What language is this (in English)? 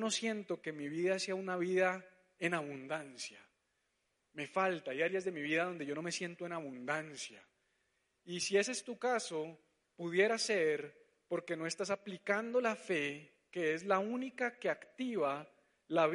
Spanish